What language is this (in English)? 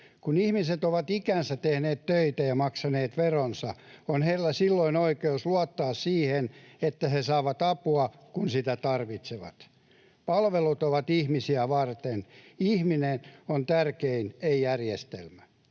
Finnish